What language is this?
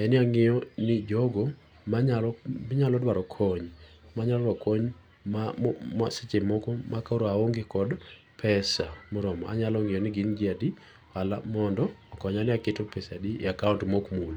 Luo (Kenya and Tanzania)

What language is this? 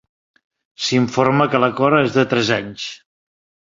Catalan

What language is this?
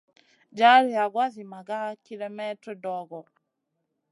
Masana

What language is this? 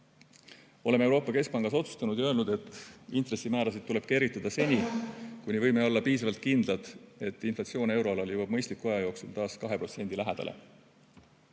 Estonian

